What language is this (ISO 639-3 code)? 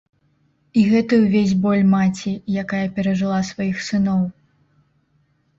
bel